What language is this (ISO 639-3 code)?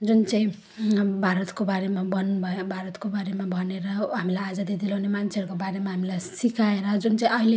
nep